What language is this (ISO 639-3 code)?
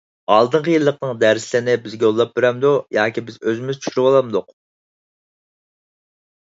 uig